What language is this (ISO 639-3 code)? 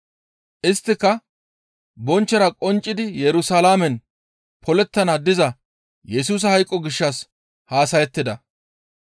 gmv